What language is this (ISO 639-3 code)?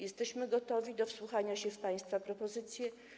pol